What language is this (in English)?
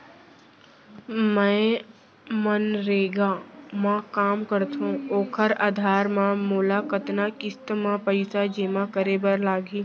Chhattisgarhi